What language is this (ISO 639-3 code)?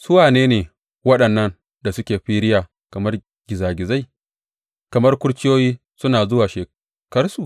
hau